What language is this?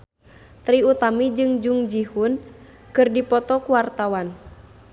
Sundanese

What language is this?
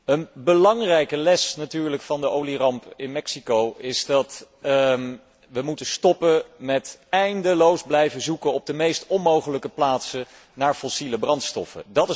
Dutch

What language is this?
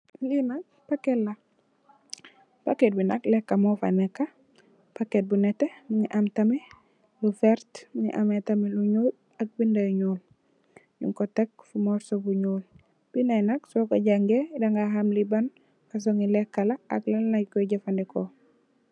Wolof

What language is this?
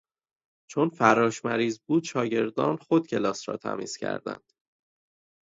Persian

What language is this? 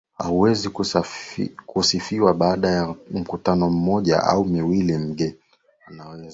Swahili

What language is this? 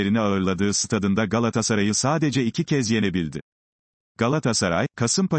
Turkish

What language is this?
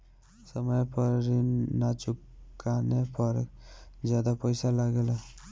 Bhojpuri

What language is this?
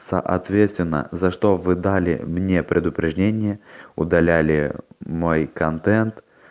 Russian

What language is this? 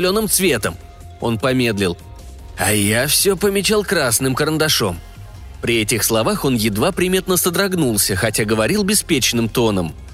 Russian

